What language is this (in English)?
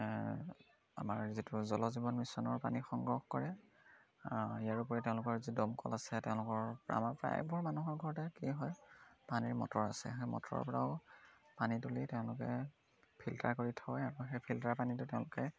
Assamese